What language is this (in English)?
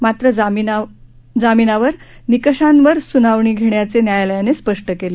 Marathi